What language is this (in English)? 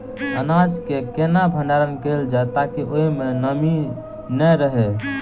Maithili